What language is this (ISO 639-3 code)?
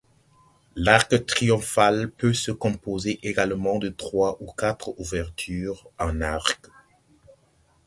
fra